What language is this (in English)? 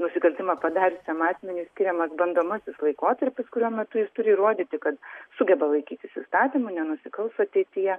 Lithuanian